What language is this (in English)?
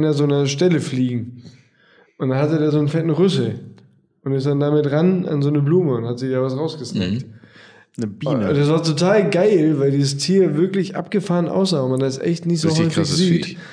German